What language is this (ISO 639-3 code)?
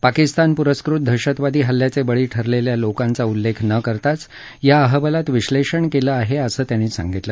mar